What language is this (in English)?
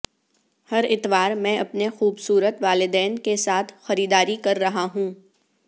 Urdu